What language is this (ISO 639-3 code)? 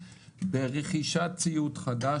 heb